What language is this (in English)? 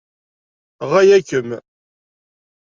Kabyle